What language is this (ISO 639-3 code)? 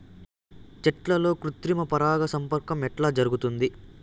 tel